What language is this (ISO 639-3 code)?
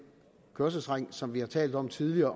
dan